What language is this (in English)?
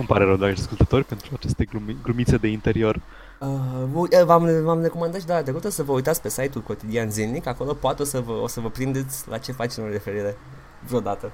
Romanian